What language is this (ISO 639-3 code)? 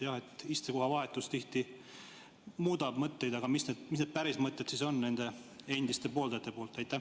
est